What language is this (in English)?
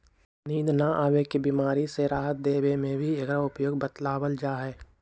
Magahi